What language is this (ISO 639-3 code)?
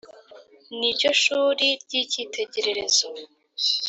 kin